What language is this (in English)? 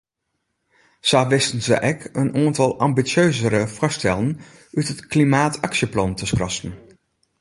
Western Frisian